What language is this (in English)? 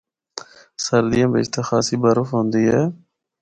Northern Hindko